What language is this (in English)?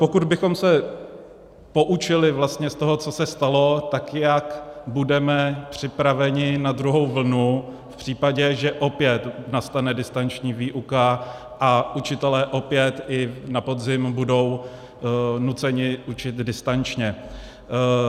Czech